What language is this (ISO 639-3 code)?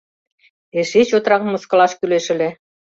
chm